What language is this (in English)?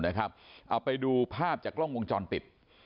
Thai